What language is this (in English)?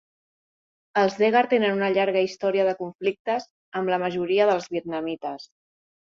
Catalan